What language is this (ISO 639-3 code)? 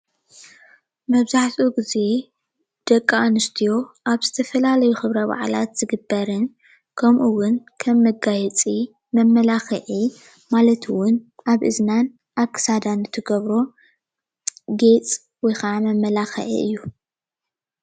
tir